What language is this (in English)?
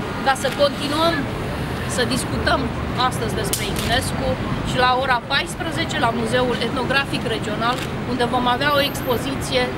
Romanian